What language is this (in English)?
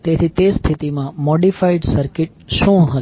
Gujarati